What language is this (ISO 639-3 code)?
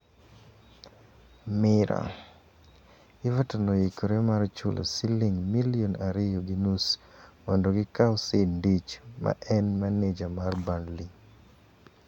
luo